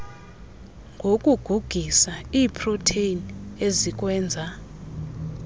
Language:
Xhosa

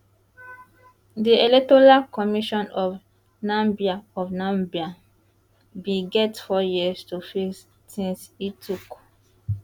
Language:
Nigerian Pidgin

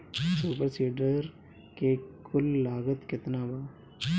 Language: Bhojpuri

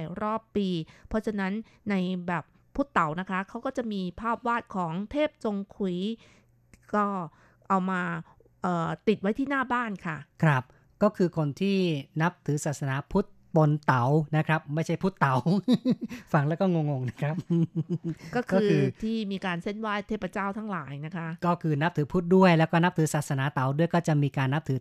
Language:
Thai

